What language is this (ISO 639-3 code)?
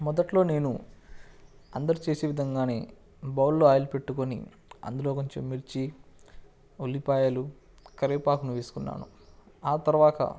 tel